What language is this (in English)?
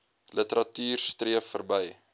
Afrikaans